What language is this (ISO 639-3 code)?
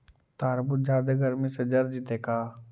mag